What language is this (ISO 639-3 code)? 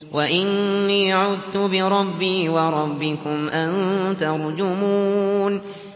ara